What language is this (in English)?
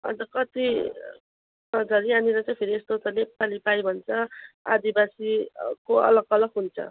Nepali